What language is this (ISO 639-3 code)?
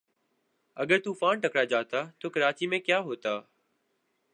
urd